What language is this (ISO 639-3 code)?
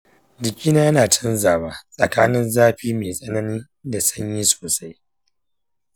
hau